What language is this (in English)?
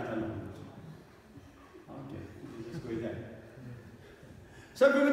Arabic